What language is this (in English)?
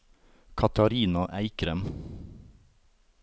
Norwegian